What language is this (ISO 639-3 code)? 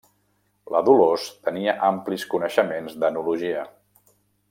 cat